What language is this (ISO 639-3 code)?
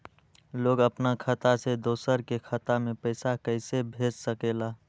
mag